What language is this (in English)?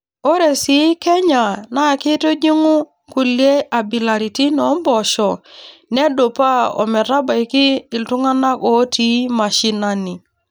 Masai